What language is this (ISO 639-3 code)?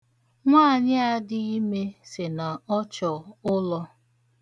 ibo